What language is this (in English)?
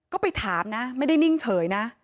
Thai